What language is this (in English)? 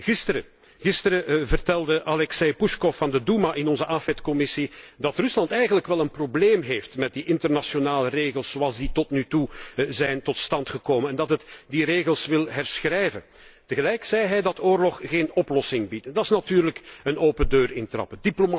Dutch